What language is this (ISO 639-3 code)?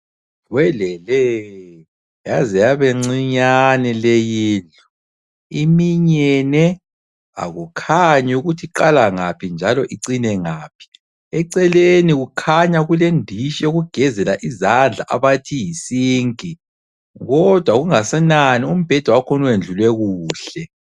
nde